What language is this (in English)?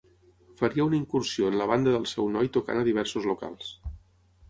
Catalan